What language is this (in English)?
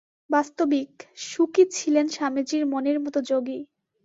Bangla